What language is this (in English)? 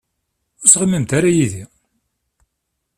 Kabyle